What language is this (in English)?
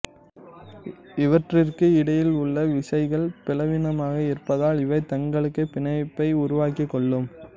Tamil